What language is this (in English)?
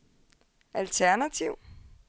Danish